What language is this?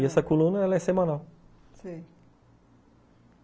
Portuguese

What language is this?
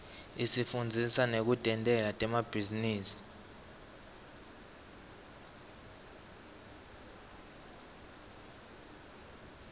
Swati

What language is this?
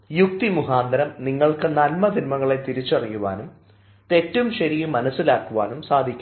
Malayalam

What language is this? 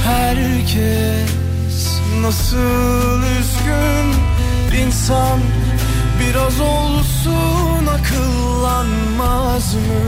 Turkish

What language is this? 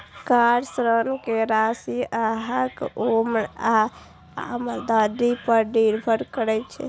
Maithili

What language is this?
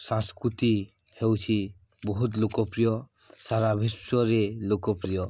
Odia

